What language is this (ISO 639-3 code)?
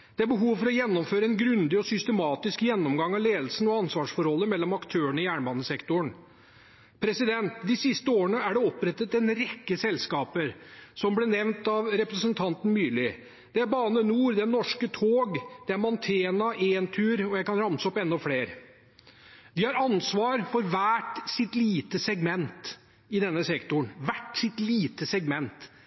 nob